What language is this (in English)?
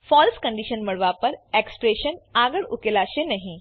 Gujarati